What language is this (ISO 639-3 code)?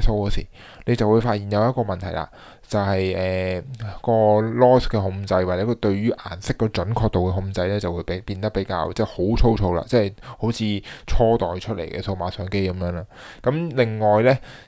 zho